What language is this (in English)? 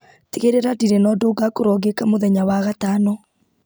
Kikuyu